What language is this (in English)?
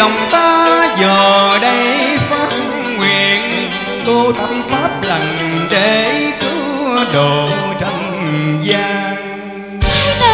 Vietnamese